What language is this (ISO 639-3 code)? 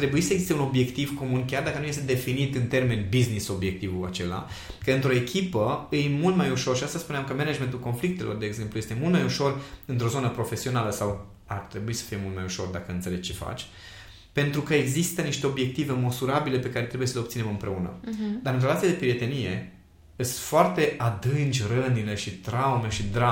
ron